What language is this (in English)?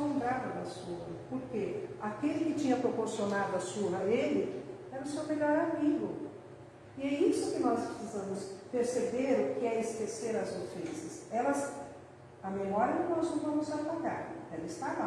Portuguese